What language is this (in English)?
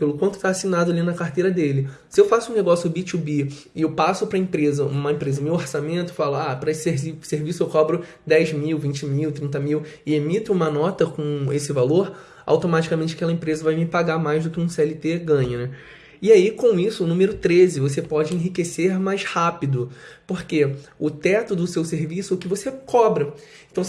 Portuguese